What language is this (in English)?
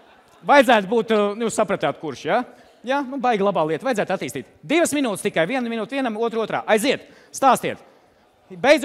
Latvian